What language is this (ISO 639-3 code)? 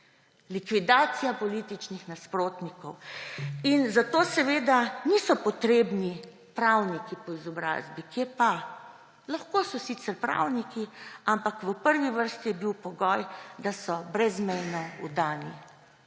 slv